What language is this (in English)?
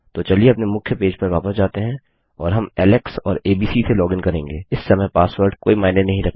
Hindi